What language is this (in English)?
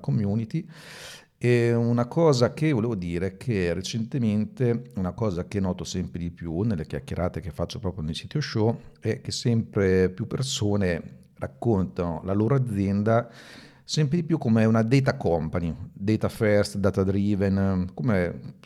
Italian